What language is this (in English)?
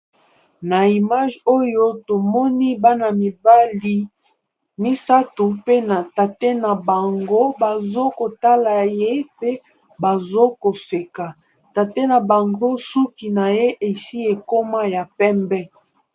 Lingala